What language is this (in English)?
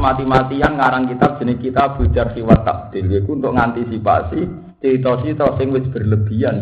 Indonesian